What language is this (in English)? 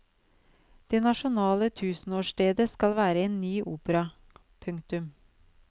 Norwegian